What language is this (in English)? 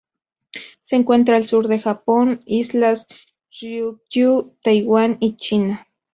Spanish